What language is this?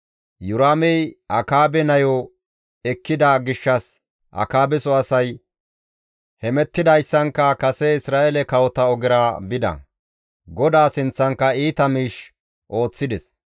Gamo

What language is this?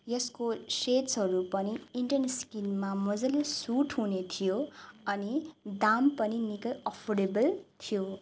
Nepali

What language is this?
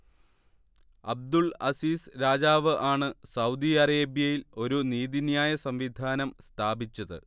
Malayalam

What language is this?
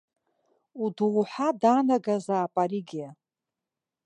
Abkhazian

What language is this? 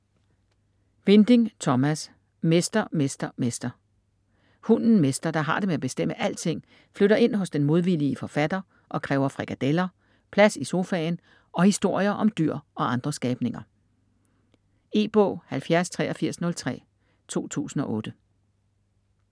Danish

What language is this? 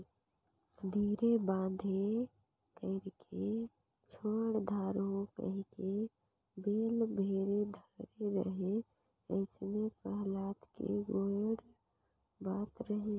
Chhattisgarhi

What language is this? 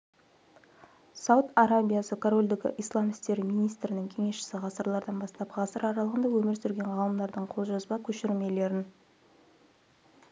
Kazakh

